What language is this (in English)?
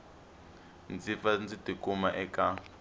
Tsonga